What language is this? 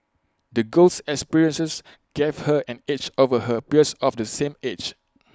English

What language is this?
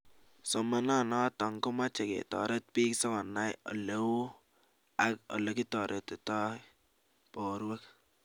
Kalenjin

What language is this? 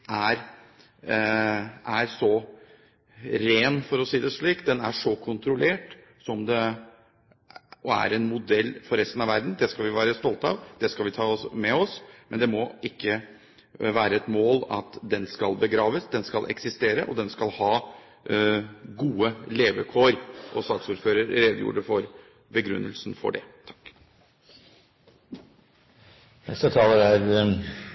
Norwegian Bokmål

